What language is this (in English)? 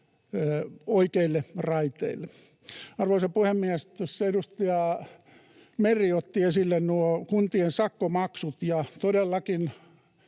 Finnish